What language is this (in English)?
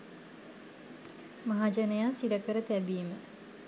Sinhala